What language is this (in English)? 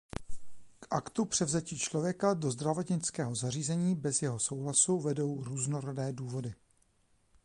Czech